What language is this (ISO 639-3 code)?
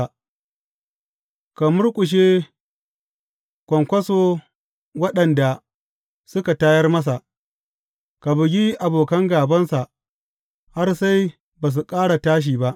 hau